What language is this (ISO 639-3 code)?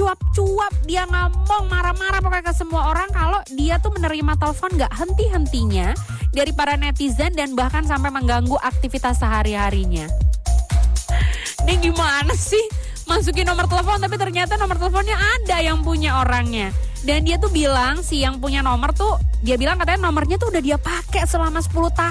ind